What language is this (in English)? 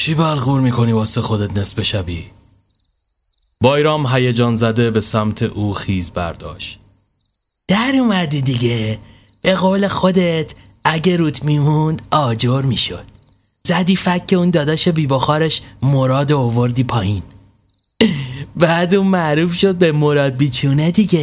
Persian